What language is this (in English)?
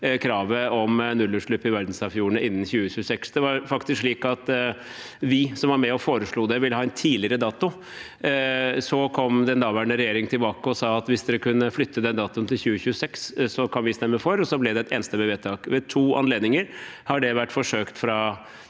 Norwegian